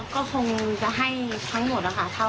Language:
Thai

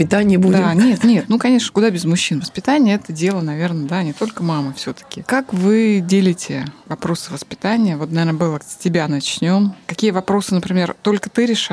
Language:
Russian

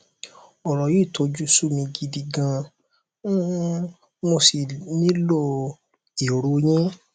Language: Yoruba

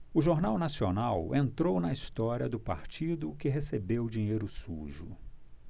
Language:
Portuguese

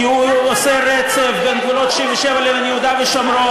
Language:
Hebrew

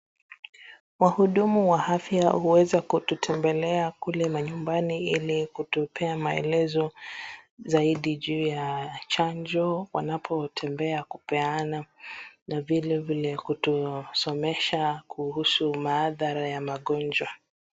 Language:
Swahili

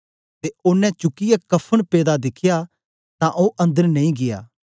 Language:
Dogri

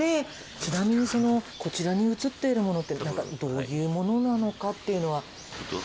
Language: Japanese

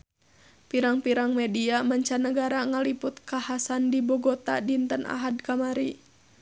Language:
Sundanese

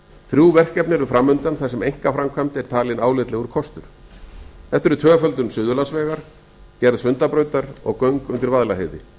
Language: Icelandic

